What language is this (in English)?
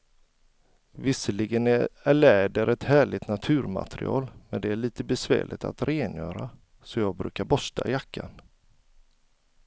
Swedish